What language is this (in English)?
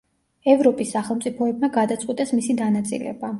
Georgian